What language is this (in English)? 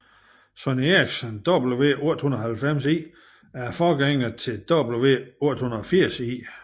Danish